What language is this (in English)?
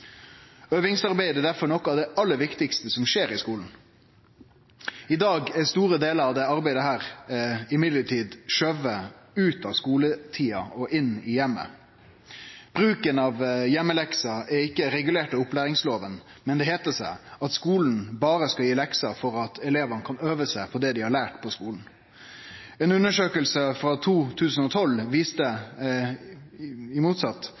Norwegian Nynorsk